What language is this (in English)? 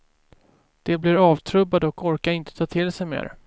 Swedish